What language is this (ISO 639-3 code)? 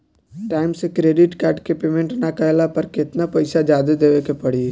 bho